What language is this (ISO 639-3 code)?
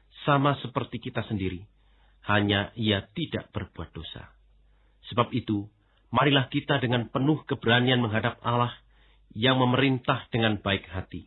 ind